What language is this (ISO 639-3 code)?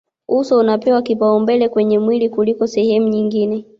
swa